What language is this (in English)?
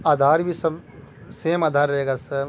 Urdu